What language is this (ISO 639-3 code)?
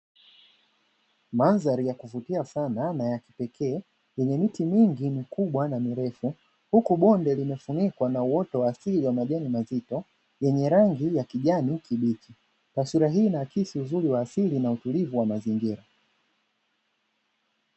swa